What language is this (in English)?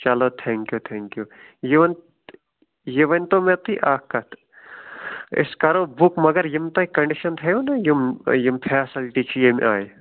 Kashmiri